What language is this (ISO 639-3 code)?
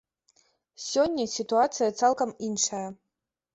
bel